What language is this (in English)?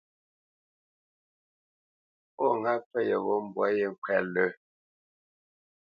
Bamenyam